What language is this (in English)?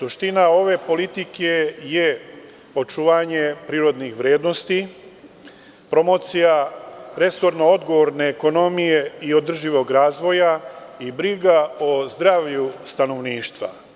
Serbian